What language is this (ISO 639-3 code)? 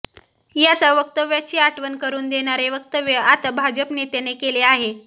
mar